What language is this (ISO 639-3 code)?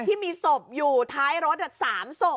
tha